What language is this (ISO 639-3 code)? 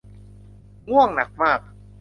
tha